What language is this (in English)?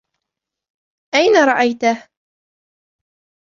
Arabic